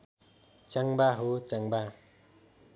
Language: Nepali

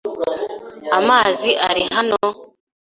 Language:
Kinyarwanda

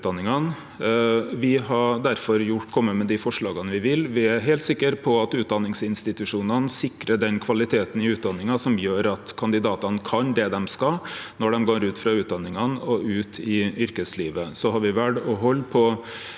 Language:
Norwegian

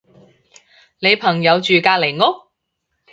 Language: Cantonese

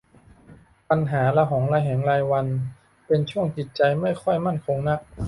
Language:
Thai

